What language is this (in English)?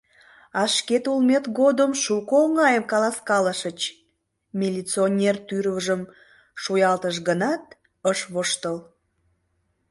Mari